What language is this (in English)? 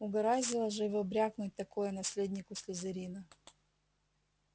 Russian